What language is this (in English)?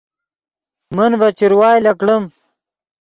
Yidgha